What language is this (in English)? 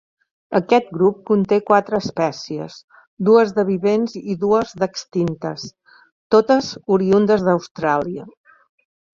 Catalan